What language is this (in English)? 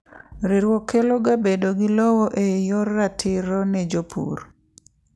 Luo (Kenya and Tanzania)